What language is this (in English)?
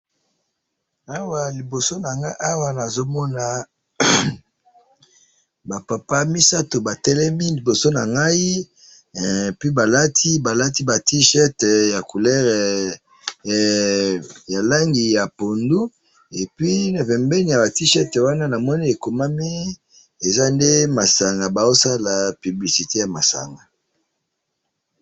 Lingala